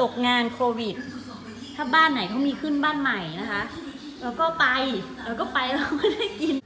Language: Thai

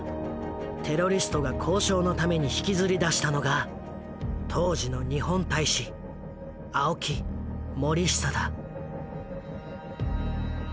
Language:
Japanese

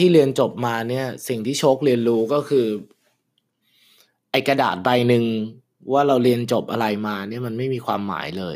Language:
Thai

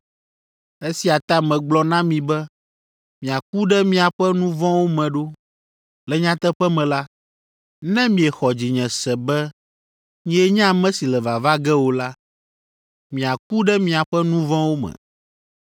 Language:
Ewe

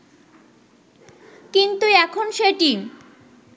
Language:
Bangla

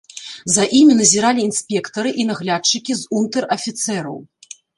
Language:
Belarusian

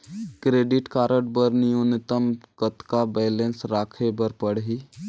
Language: Chhattisgarhi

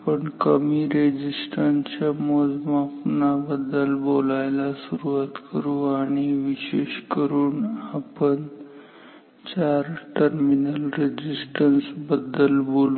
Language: Marathi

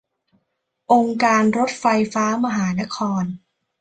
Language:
Thai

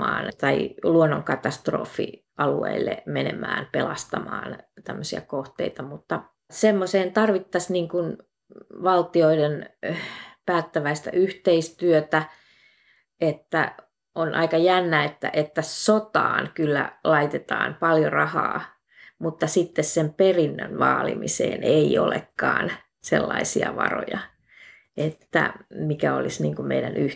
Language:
Finnish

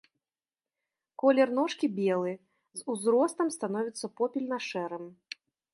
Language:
Belarusian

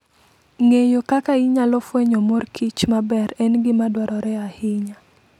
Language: Luo (Kenya and Tanzania)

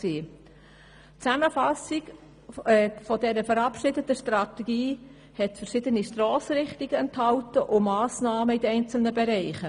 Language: Swiss German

